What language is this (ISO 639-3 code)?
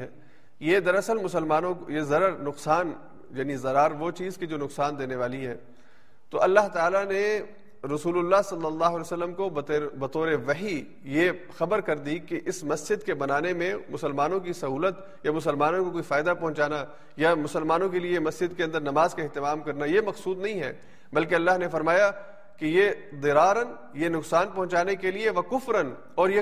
urd